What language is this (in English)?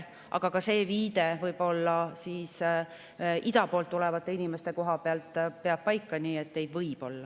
Estonian